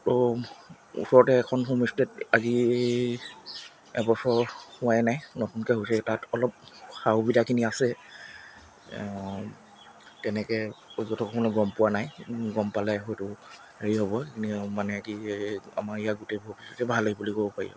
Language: Assamese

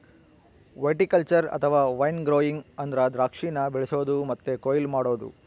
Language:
Kannada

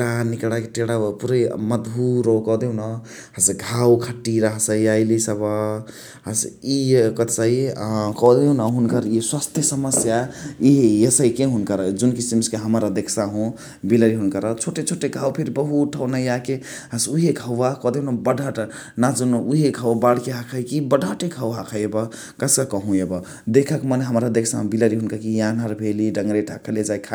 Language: Chitwania Tharu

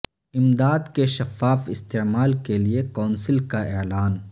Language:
Urdu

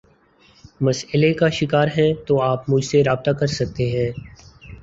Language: Urdu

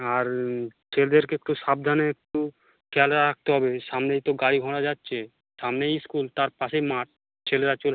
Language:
Bangla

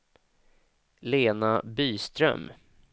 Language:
Swedish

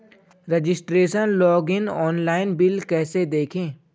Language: Hindi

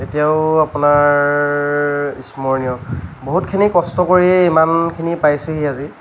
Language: Assamese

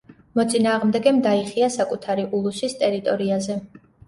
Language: Georgian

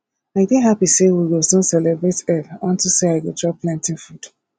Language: Nigerian Pidgin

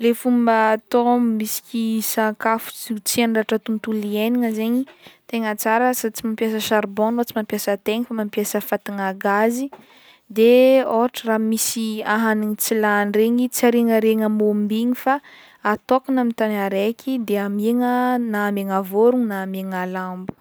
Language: Northern Betsimisaraka Malagasy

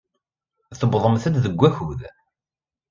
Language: Kabyle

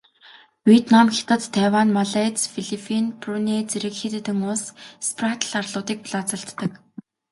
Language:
Mongolian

